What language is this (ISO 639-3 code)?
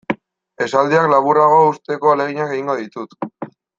eus